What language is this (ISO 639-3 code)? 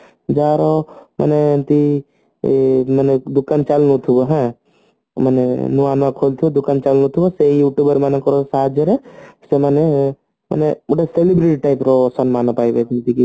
ori